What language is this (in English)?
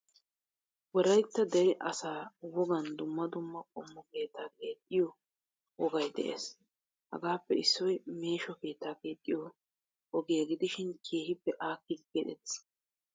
Wolaytta